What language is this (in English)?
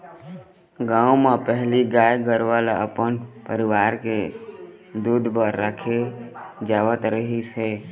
Chhattisgarhi